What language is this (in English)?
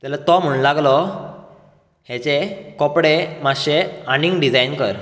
Konkani